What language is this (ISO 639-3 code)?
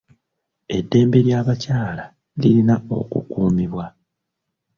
lug